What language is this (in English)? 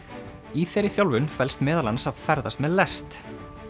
Icelandic